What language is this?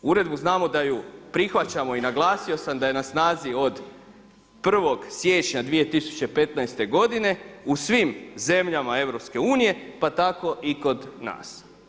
Croatian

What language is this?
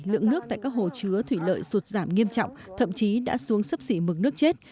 Vietnamese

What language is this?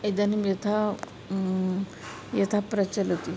Sanskrit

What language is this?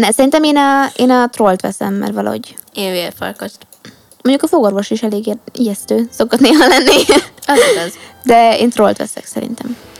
Hungarian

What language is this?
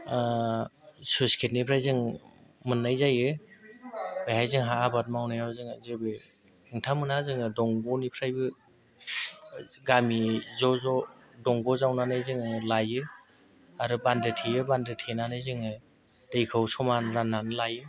Bodo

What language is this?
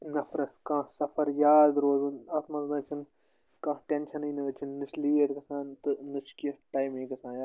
Kashmiri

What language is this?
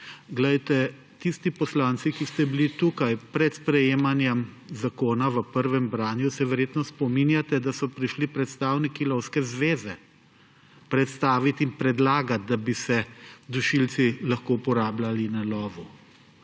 Slovenian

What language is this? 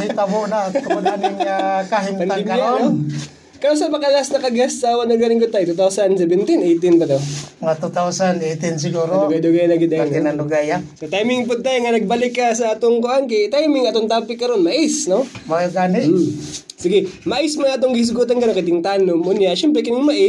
Filipino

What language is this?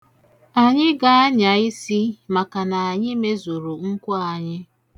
Igbo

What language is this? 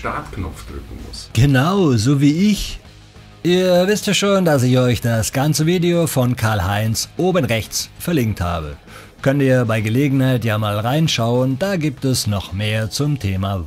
German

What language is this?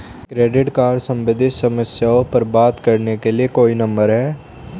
Hindi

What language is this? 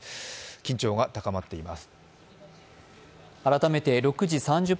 Japanese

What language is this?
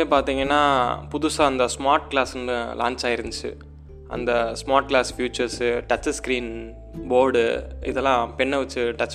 Tamil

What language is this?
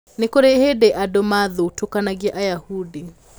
Kikuyu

